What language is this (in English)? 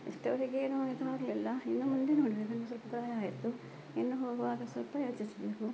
Kannada